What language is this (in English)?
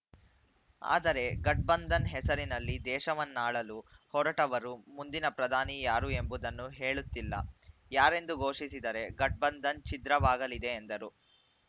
Kannada